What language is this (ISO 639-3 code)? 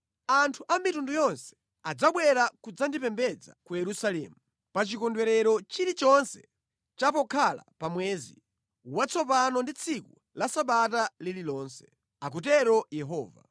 nya